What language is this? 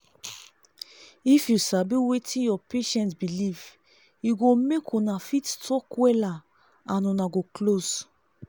Nigerian Pidgin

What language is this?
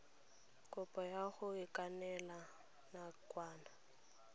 Tswana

